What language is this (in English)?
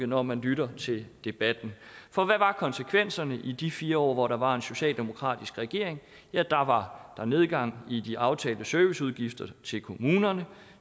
Danish